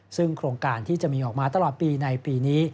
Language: Thai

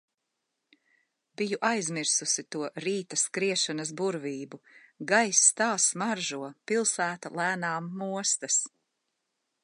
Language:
Latvian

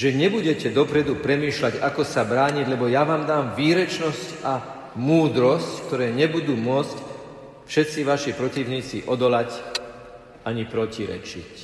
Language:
Slovak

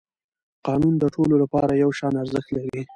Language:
Pashto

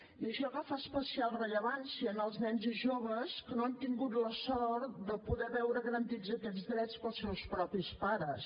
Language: Catalan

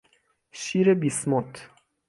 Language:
Persian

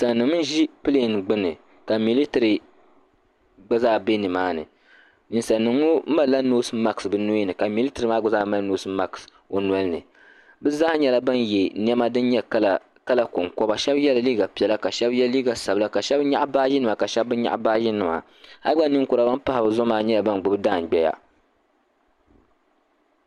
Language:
Dagbani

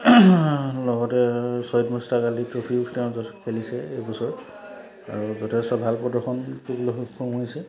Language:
Assamese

